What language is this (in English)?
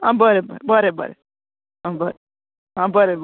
Konkani